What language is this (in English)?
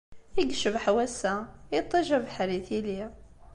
Kabyle